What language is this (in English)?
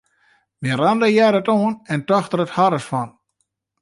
Western Frisian